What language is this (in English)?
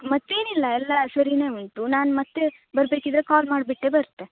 Kannada